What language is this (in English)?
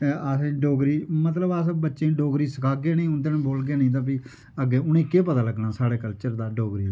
Dogri